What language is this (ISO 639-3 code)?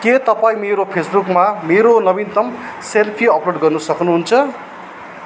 nep